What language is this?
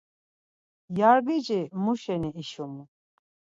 Laz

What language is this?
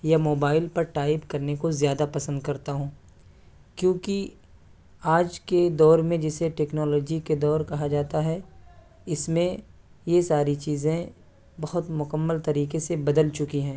Urdu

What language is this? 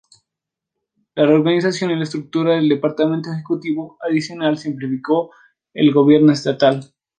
Spanish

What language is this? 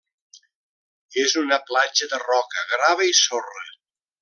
Catalan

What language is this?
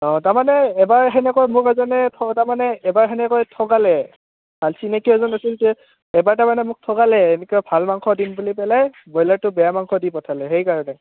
Assamese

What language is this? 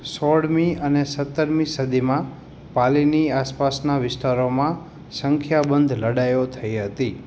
Gujarati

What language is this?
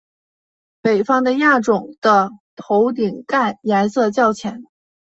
Chinese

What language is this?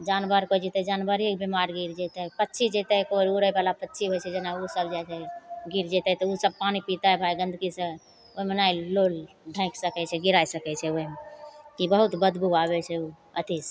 Maithili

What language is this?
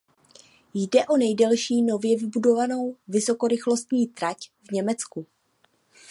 Czech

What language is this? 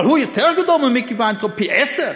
Hebrew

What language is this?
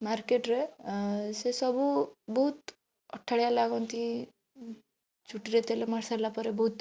Odia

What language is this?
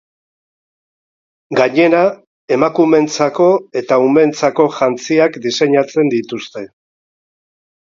Basque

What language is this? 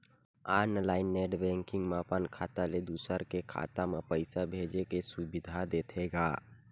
Chhattisgarhi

